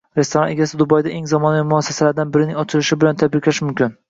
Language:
Uzbek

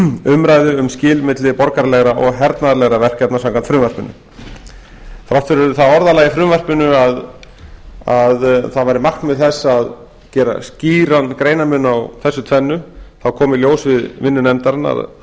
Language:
Icelandic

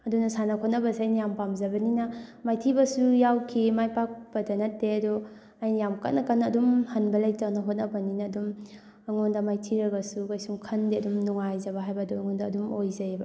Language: Manipuri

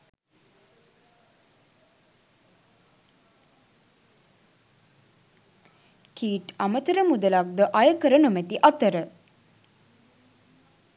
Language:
Sinhala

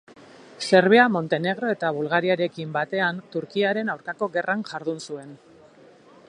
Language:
Basque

